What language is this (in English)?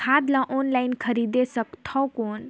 Chhattisgarhi